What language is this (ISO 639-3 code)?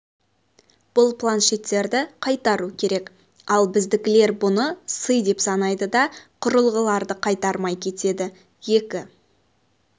kaz